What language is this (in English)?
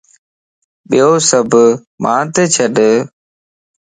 Lasi